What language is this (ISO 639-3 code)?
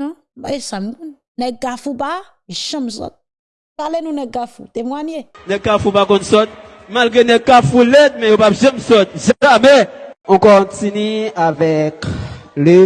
fra